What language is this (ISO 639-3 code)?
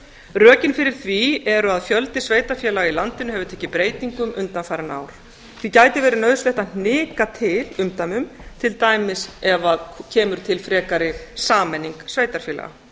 isl